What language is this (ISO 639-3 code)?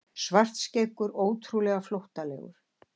isl